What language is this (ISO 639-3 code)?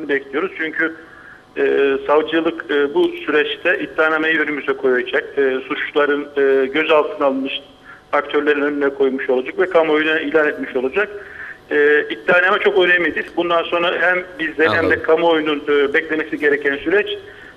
tur